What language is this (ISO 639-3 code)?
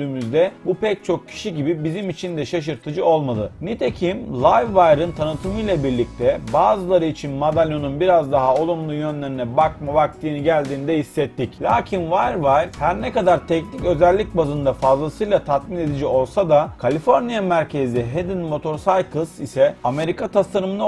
tur